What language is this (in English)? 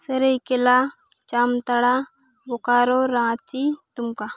Santali